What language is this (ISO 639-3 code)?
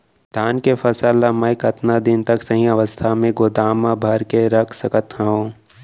hne